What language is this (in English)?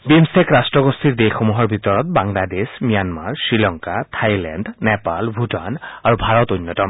Assamese